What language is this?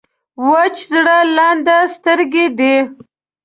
Pashto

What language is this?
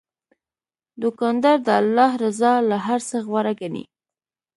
Pashto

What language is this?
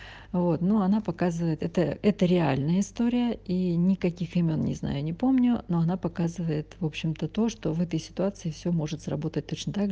Russian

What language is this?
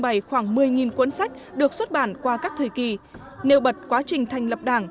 Vietnamese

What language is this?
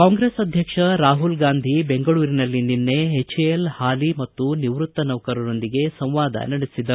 Kannada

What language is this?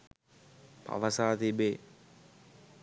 Sinhala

